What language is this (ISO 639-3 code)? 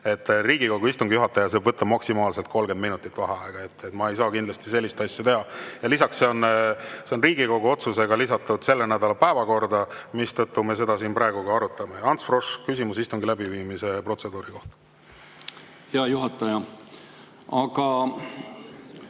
est